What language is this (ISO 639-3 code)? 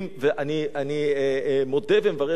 heb